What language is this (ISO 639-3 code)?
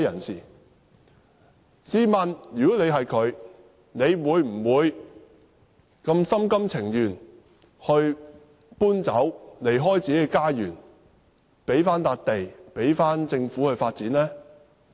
yue